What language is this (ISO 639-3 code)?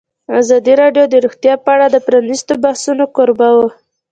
pus